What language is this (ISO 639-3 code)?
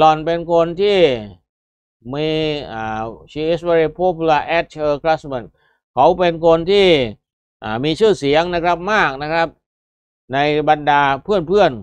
tha